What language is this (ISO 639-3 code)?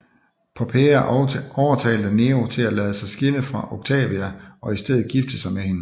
dan